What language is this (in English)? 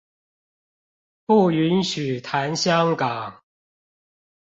Chinese